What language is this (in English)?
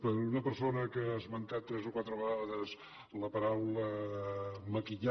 Catalan